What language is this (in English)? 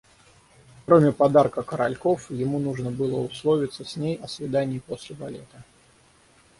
Russian